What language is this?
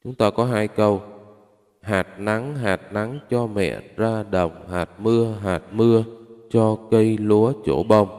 Vietnamese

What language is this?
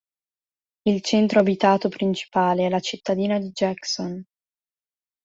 Italian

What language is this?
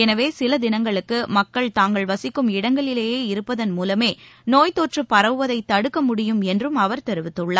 Tamil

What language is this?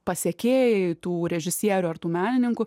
Lithuanian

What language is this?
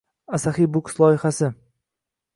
Uzbek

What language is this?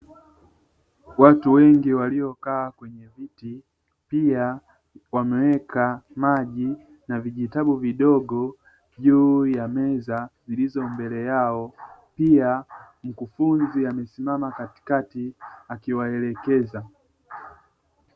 Swahili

